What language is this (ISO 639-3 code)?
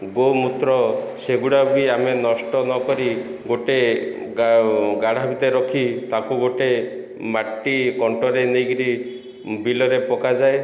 ori